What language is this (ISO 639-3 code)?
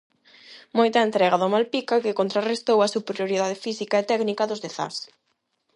glg